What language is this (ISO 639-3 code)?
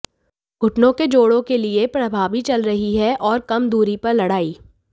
hin